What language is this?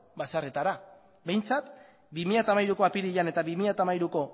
Basque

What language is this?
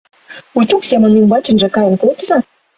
Mari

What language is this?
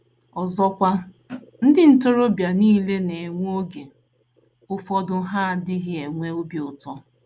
Igbo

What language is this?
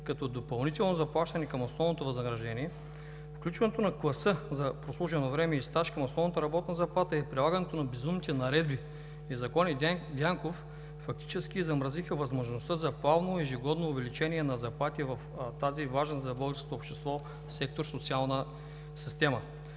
Bulgarian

